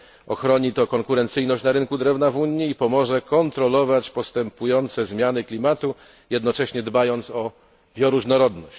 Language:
Polish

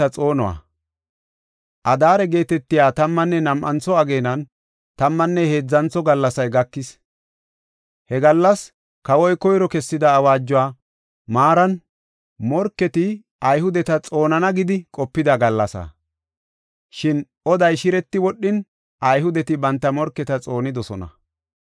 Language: Gofa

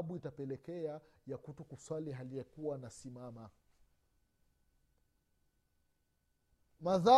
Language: Swahili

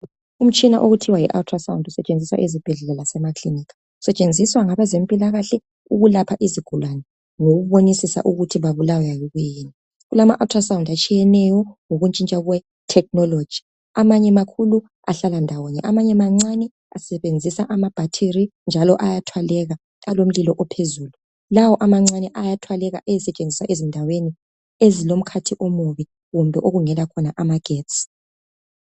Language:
North Ndebele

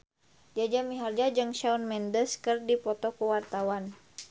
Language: Sundanese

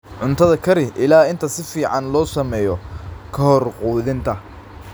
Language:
Somali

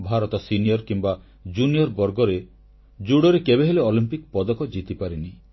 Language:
Odia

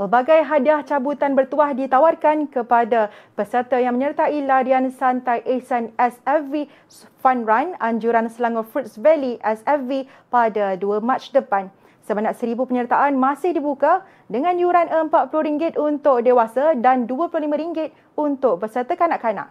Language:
Malay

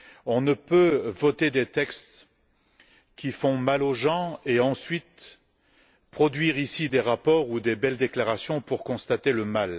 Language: French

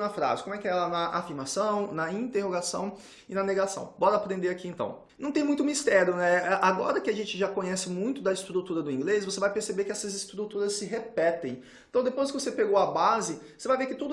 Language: Portuguese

